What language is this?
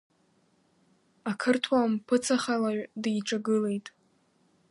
Abkhazian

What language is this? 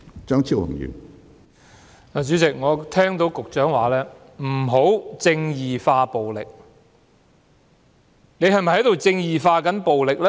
Cantonese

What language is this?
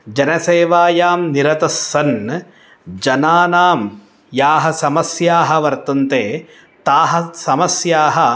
Sanskrit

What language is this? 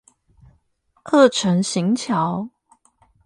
Chinese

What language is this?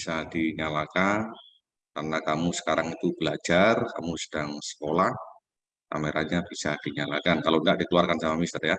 Indonesian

